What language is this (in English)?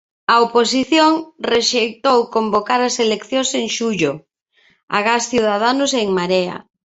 Galician